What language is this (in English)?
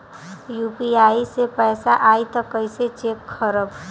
Bhojpuri